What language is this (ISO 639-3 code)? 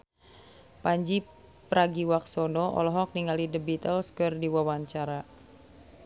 sun